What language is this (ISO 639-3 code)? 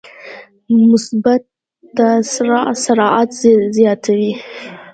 pus